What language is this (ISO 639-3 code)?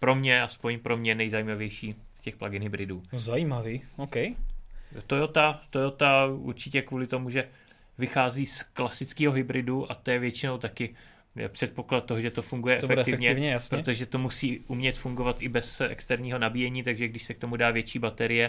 ces